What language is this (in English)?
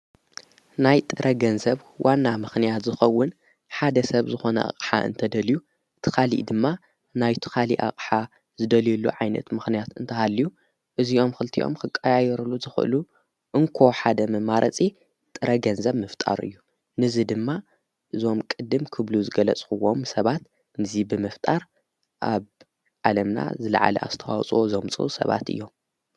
Tigrinya